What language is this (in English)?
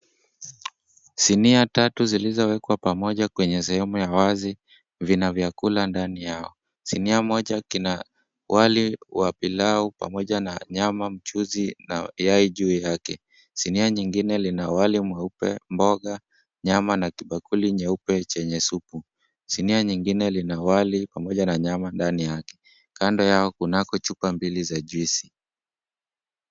Swahili